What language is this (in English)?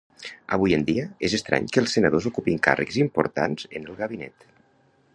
Catalan